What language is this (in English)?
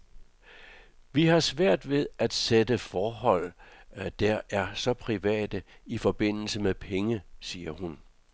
Danish